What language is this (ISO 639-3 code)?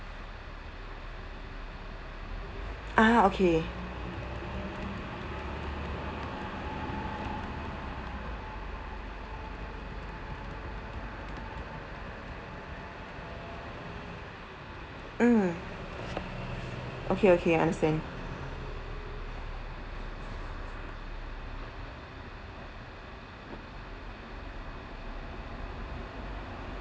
eng